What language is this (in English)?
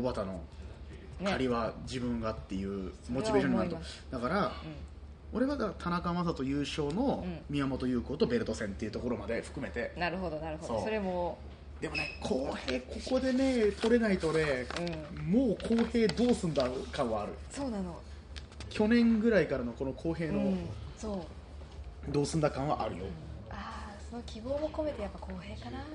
Japanese